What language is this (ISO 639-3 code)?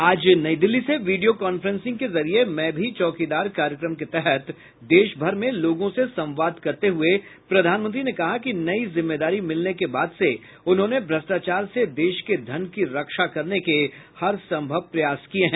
hin